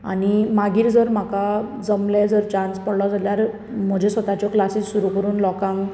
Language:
Konkani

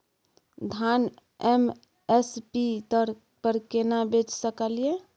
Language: Maithili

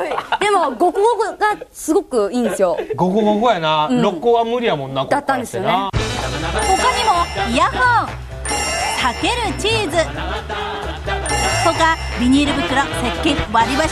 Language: Japanese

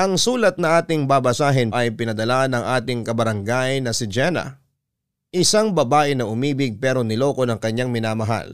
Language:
Filipino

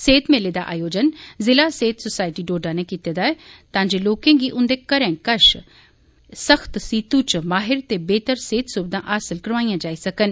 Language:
Dogri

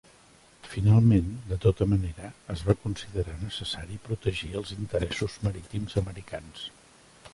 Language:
Catalan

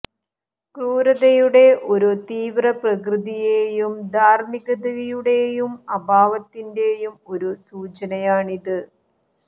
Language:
Malayalam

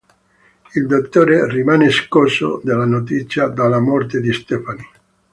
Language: Italian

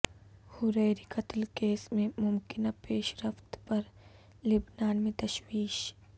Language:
Urdu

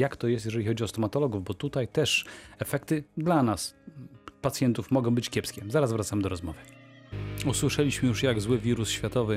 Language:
Polish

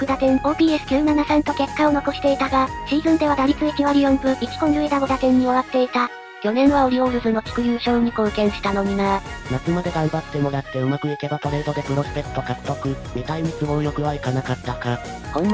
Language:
Japanese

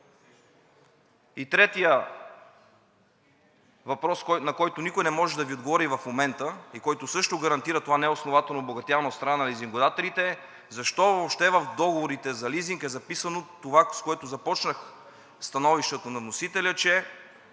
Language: Bulgarian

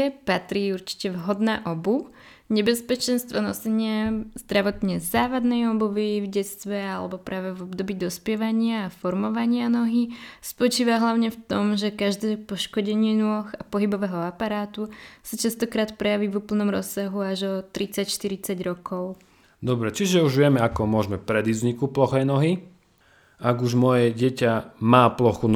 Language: Slovak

